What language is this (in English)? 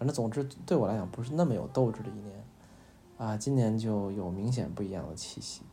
Chinese